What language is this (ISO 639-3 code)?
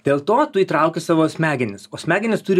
lit